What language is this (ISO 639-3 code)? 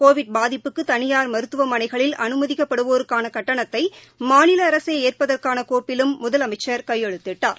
tam